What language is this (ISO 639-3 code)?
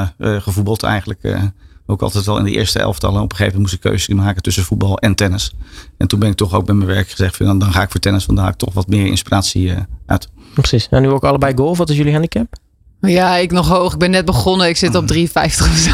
nld